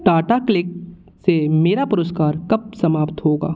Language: Hindi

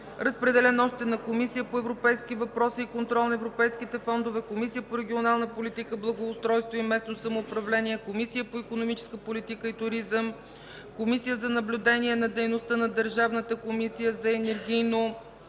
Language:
Bulgarian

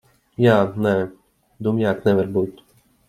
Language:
Latvian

